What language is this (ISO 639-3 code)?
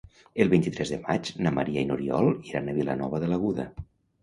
cat